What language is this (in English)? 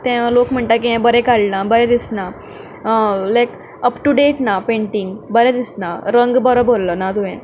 Konkani